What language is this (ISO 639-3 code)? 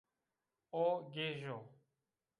zza